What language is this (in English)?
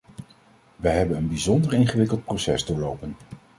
Dutch